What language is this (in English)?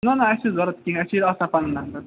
Kashmiri